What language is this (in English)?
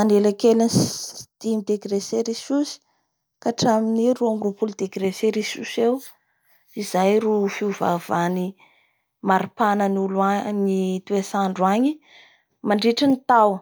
Bara Malagasy